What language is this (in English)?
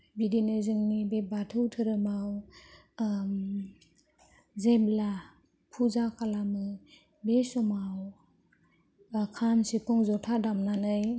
Bodo